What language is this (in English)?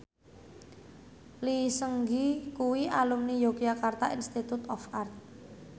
Javanese